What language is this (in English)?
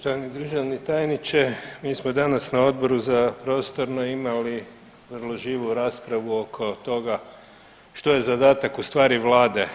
Croatian